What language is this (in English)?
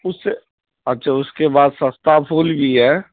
Urdu